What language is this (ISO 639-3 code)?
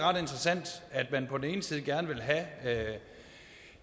dan